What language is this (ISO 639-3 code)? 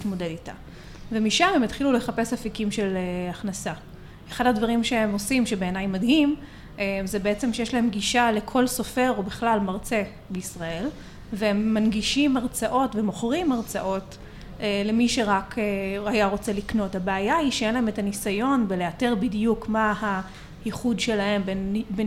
heb